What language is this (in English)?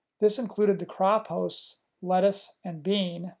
English